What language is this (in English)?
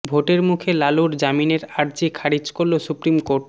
Bangla